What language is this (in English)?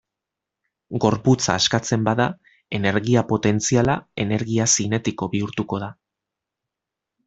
Basque